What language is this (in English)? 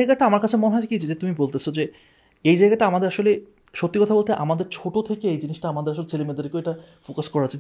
Bangla